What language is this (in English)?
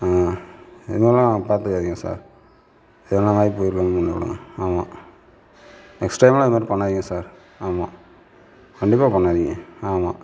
Tamil